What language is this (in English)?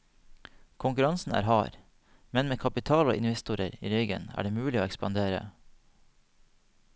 Norwegian